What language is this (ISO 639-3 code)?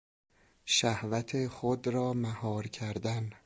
fas